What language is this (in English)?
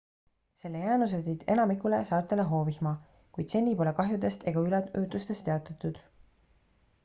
Estonian